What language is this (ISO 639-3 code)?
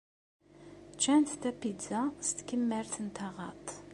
kab